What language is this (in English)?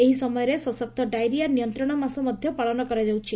Odia